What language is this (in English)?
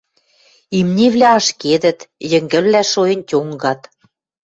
Western Mari